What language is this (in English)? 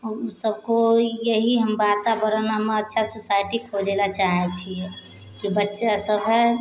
Maithili